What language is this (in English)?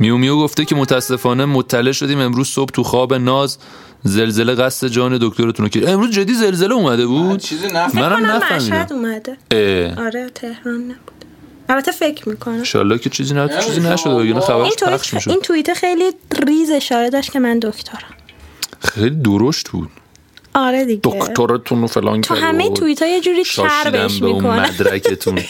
Persian